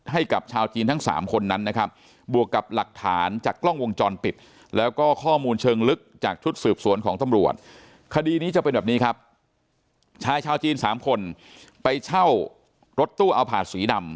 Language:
Thai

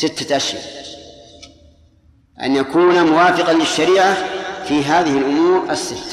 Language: Arabic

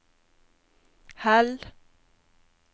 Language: Norwegian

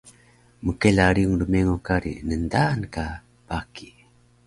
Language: Taroko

